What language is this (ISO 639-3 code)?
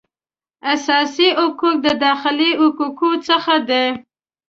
pus